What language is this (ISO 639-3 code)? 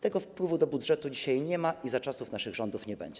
pol